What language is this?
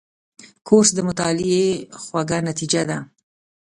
Pashto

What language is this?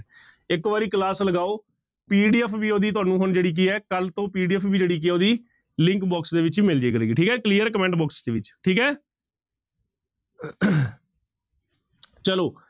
Punjabi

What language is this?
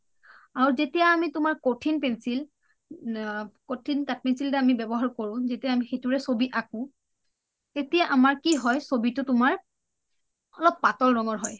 Assamese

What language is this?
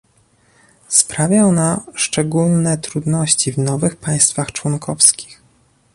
Polish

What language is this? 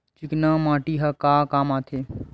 Chhattisgarhi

